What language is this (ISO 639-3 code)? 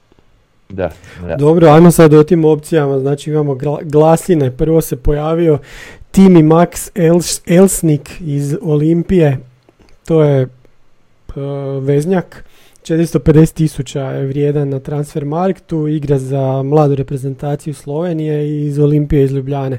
hrv